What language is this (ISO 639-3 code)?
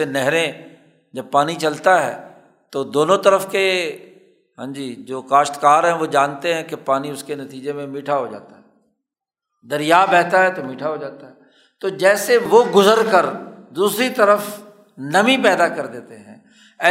urd